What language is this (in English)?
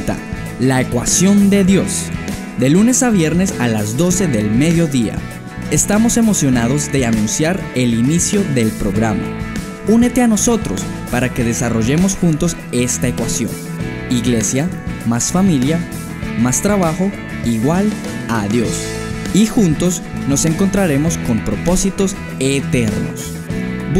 Spanish